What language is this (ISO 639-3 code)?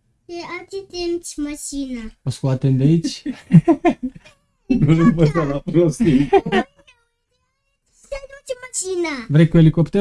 ron